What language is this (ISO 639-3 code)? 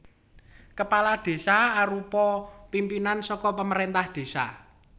jav